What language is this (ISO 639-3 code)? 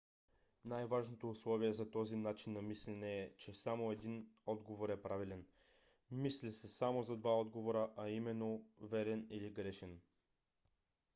bul